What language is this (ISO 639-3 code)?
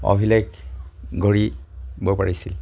asm